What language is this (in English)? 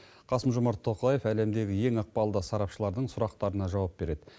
Kazakh